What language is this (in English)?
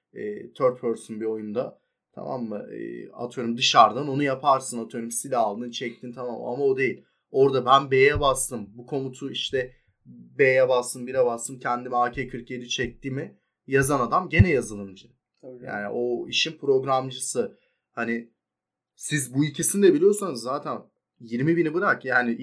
Turkish